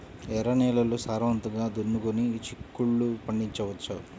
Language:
Telugu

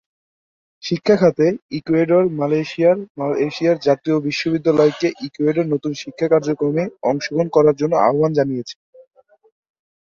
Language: Bangla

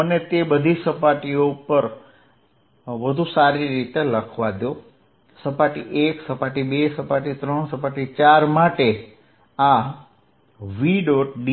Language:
Gujarati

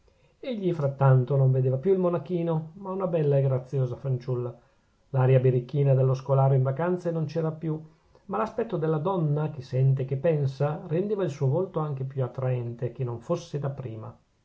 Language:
Italian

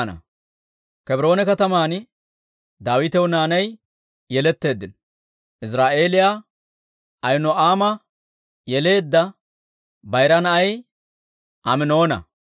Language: Dawro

